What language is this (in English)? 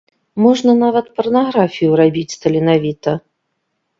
Belarusian